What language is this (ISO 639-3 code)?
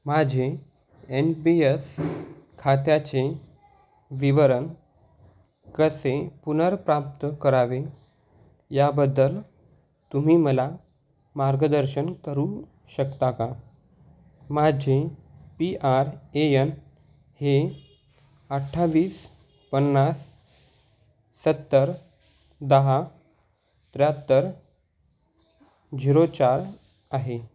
mar